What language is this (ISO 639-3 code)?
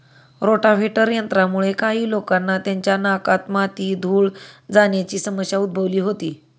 mar